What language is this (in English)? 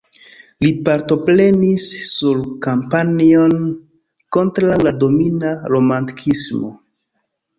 Esperanto